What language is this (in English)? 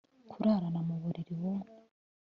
Kinyarwanda